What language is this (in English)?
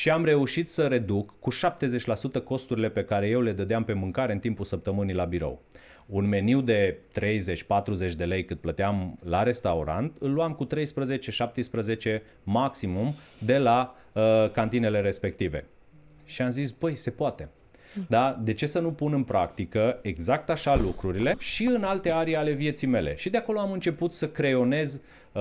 Romanian